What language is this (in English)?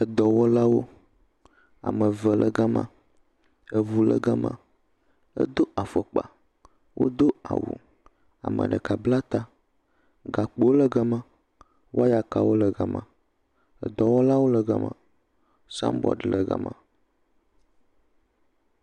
Ewe